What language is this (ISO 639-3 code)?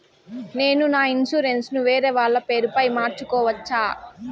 tel